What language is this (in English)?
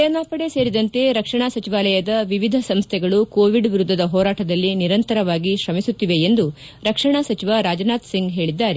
Kannada